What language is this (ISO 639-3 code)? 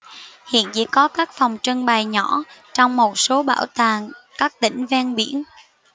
vie